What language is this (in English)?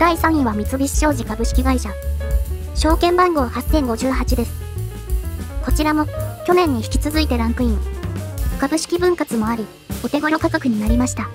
Japanese